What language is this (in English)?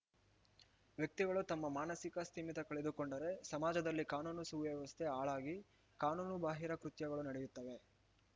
Kannada